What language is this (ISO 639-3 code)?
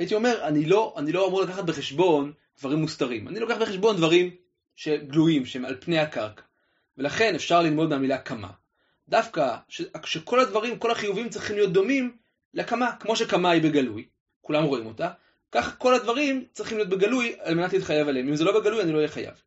heb